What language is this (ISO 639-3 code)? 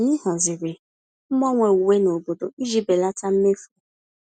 ibo